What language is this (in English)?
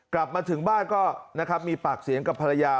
Thai